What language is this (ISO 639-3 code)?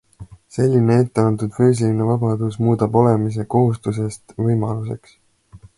est